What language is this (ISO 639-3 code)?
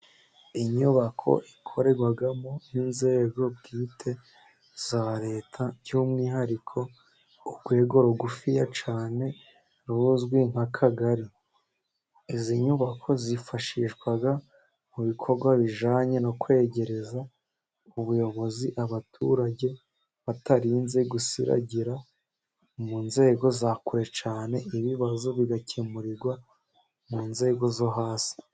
kin